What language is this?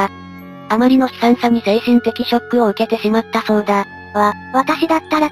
Japanese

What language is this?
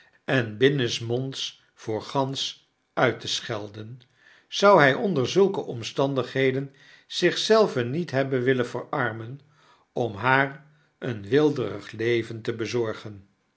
Dutch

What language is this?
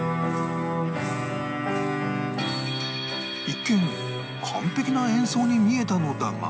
Japanese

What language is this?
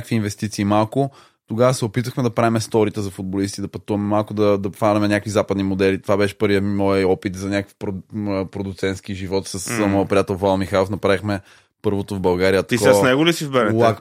Bulgarian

